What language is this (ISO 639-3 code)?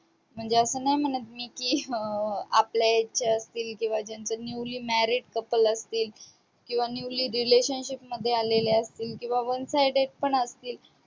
mar